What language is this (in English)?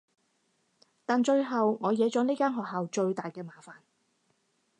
Cantonese